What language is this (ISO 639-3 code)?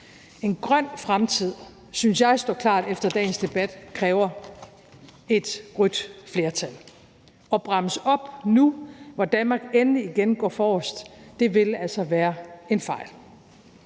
dan